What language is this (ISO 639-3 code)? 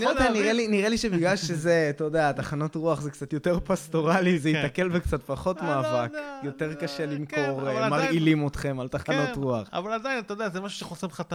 heb